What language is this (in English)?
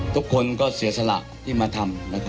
Thai